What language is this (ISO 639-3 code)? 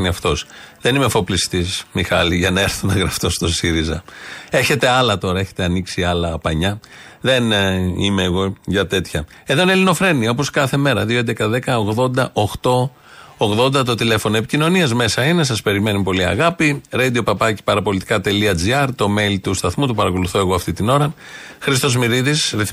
ell